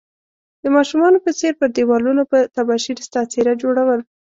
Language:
Pashto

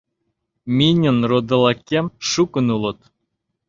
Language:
Mari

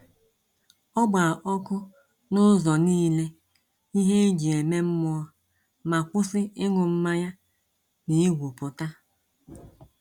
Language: Igbo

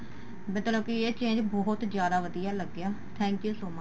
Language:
Punjabi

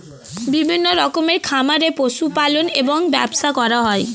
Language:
Bangla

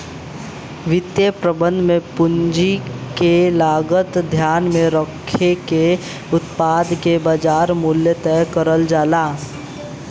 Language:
Bhojpuri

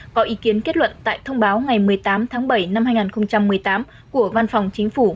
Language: Vietnamese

